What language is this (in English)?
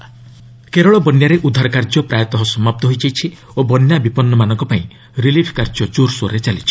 Odia